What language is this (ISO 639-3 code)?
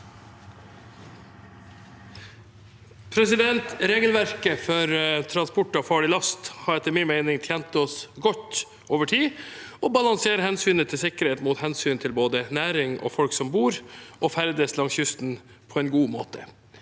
nor